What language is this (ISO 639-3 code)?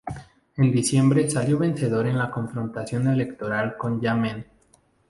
spa